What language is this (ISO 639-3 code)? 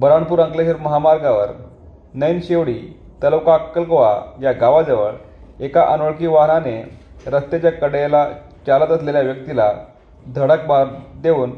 mar